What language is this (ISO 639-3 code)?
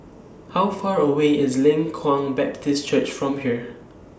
eng